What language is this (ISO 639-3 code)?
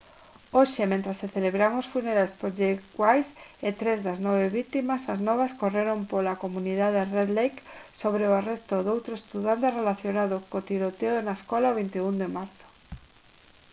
glg